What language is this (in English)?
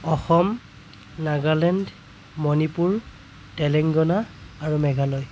Assamese